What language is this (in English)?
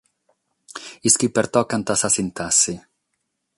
Sardinian